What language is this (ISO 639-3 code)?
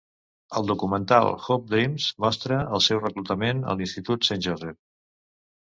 cat